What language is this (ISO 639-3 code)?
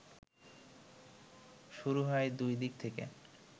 ben